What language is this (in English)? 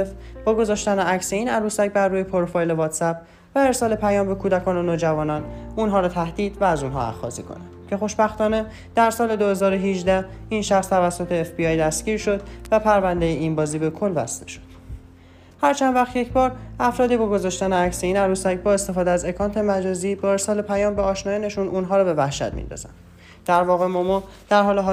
Persian